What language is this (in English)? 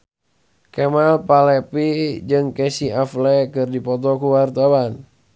Sundanese